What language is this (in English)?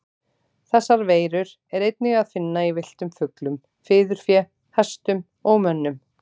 Icelandic